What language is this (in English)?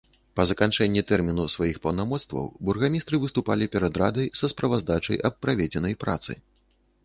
Belarusian